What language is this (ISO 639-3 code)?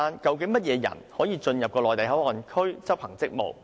yue